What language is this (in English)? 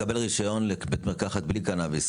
Hebrew